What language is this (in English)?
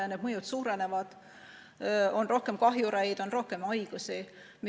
Estonian